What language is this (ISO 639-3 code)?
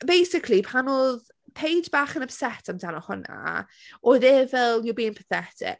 cym